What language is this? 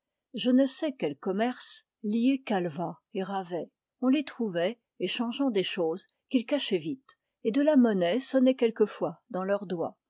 French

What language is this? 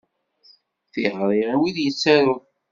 Kabyle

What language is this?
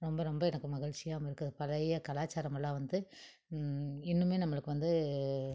Tamil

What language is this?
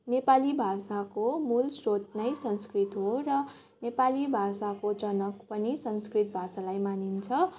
Nepali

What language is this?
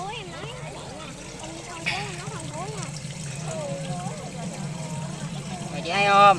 Vietnamese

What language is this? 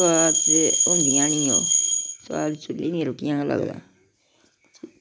Dogri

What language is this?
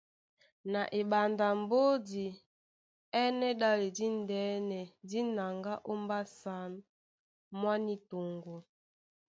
Duala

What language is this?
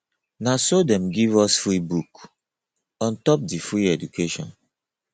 Nigerian Pidgin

